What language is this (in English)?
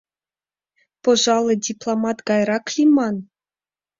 Mari